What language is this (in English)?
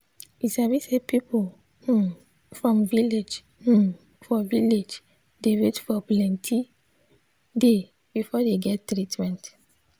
Nigerian Pidgin